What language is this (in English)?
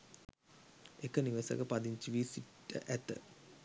Sinhala